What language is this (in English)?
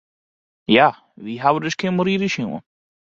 Western Frisian